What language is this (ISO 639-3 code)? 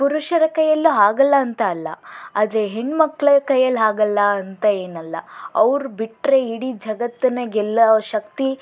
kan